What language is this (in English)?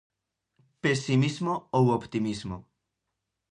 Galician